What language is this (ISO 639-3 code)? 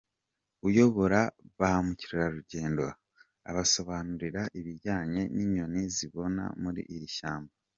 kin